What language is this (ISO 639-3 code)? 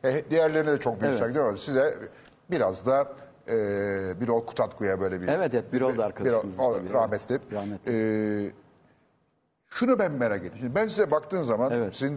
tur